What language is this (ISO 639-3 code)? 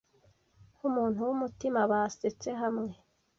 kin